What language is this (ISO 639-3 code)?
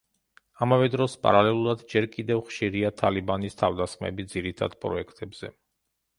kat